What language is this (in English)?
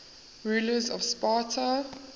English